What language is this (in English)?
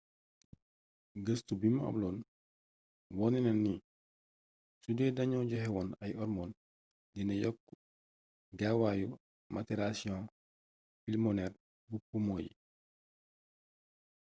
Wolof